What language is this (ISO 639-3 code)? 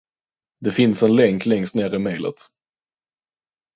swe